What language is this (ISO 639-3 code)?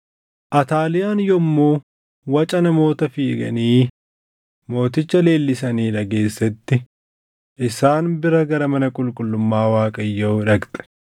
orm